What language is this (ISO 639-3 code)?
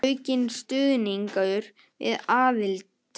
isl